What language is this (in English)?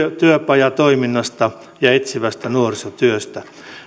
Finnish